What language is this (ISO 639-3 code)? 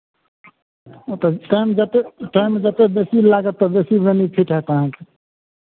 mai